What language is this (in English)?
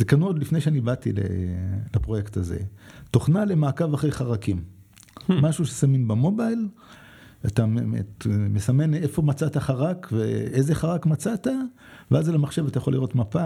Hebrew